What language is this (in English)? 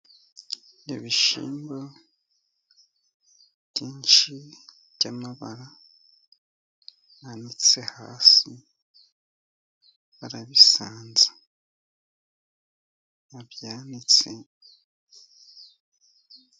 Kinyarwanda